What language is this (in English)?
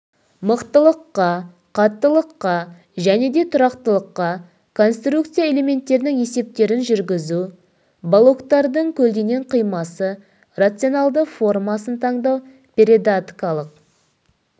Kazakh